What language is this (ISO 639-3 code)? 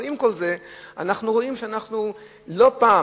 heb